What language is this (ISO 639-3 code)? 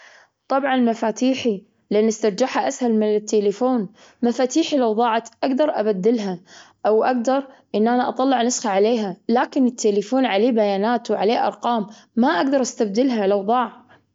afb